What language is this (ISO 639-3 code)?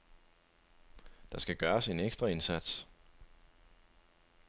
dan